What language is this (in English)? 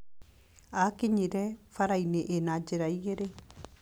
Kikuyu